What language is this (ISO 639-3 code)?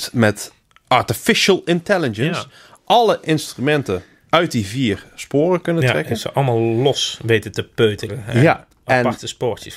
nld